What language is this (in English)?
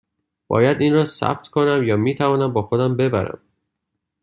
Persian